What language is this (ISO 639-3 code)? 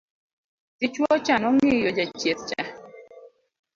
luo